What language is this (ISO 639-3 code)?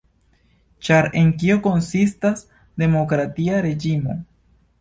epo